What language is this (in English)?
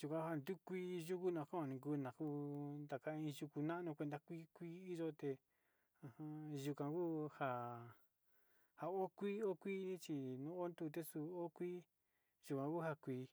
Sinicahua Mixtec